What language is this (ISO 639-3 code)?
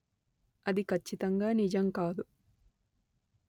tel